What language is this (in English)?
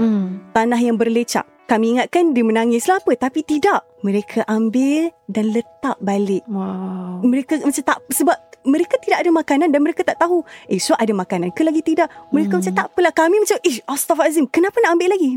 Malay